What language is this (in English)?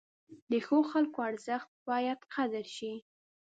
Pashto